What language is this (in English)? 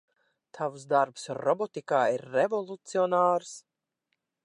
Latvian